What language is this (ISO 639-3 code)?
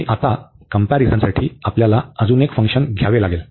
mar